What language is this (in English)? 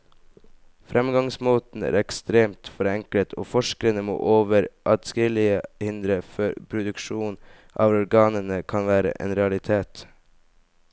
Norwegian